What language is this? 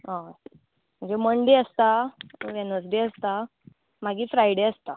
Konkani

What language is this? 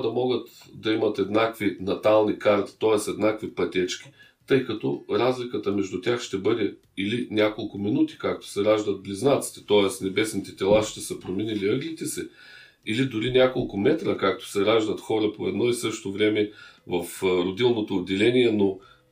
Bulgarian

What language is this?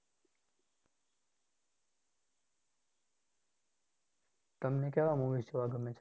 Gujarati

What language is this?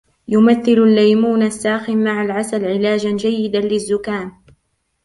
Arabic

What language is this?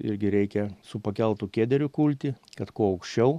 Lithuanian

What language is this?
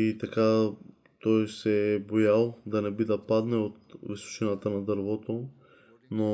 Bulgarian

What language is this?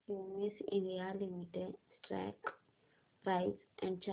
Marathi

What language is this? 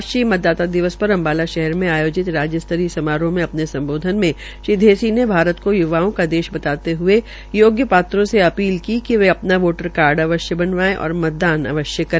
Hindi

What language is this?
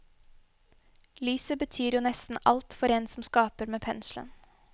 Norwegian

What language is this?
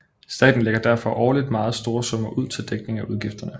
Danish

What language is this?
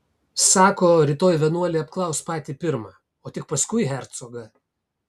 Lithuanian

